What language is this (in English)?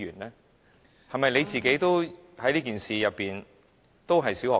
Cantonese